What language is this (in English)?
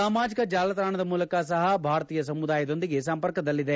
Kannada